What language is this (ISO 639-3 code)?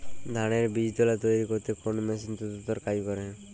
ben